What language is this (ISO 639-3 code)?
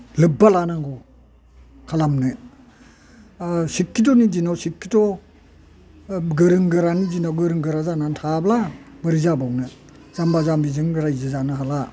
brx